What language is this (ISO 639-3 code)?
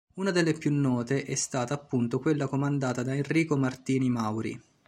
ita